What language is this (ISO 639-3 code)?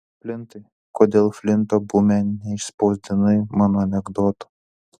lit